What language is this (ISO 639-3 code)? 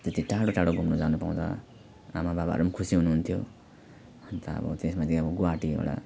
nep